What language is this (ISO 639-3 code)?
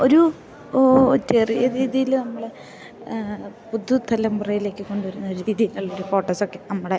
mal